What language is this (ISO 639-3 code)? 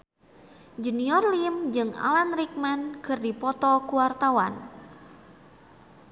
sun